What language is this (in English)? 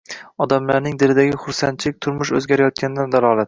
Uzbek